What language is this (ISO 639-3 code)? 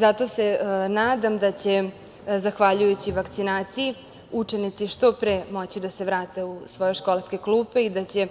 srp